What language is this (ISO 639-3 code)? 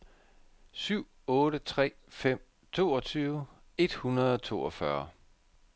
dan